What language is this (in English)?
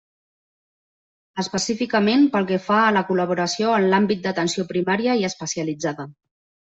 Catalan